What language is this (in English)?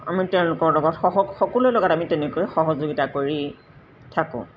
Assamese